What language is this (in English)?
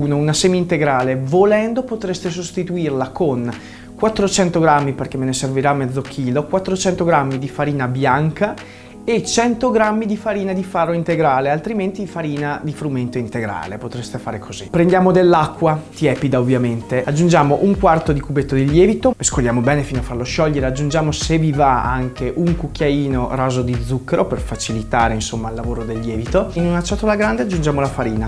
Italian